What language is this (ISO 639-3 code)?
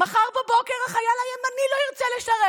heb